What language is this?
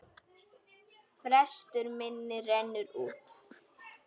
Icelandic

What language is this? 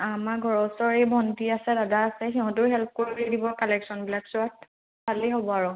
Assamese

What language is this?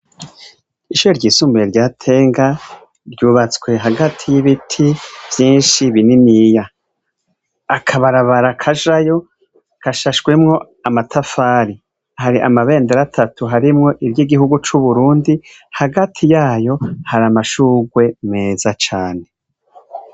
Rundi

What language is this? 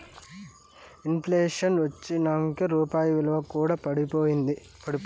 Telugu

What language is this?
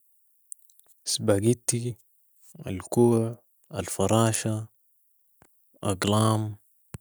Sudanese Arabic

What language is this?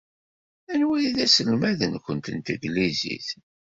Kabyle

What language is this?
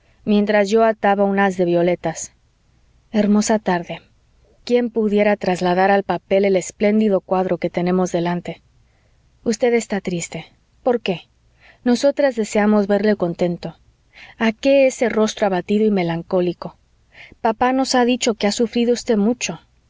Spanish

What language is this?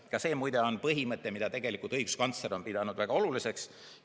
Estonian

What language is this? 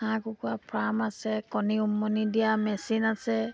Assamese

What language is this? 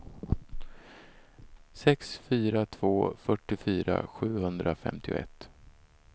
Swedish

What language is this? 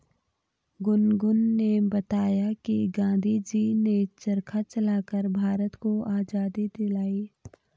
Hindi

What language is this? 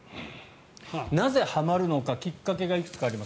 Japanese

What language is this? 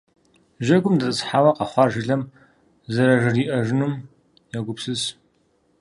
Kabardian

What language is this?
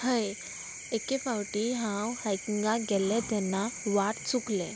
Konkani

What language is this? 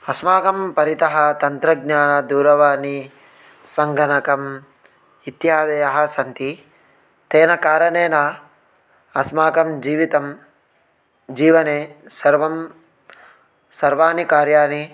Sanskrit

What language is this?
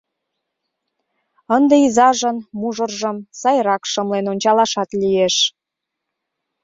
Mari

